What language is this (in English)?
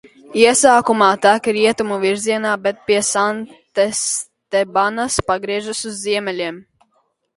Latvian